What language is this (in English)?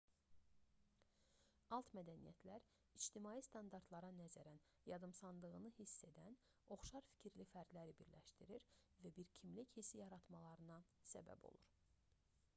Azerbaijani